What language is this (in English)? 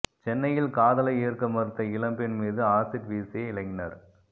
Tamil